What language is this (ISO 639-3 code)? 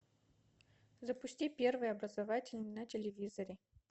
rus